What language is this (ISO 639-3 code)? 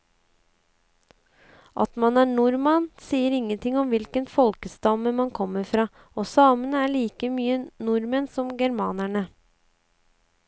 nor